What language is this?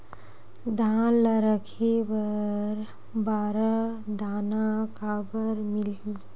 Chhattisgarhi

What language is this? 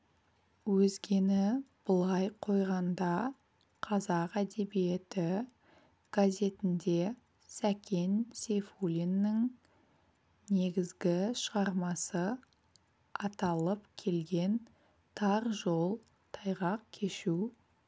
Kazakh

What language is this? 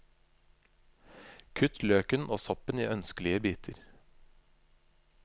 Norwegian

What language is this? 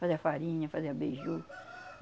Portuguese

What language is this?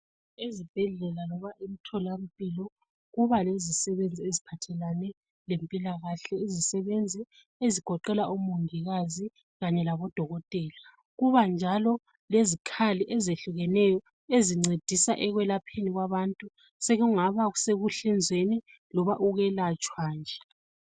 North Ndebele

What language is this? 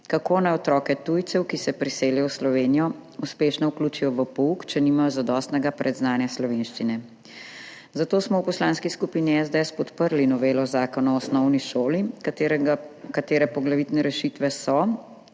Slovenian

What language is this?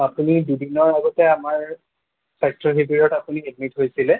Assamese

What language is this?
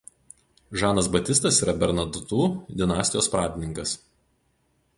Lithuanian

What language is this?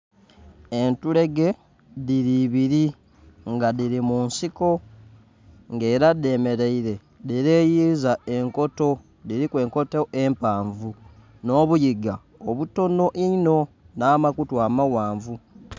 Soga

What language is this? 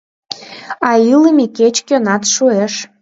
Mari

